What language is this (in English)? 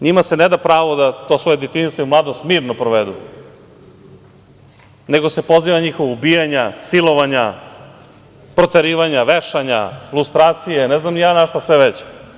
Serbian